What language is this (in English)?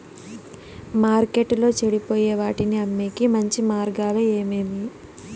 Telugu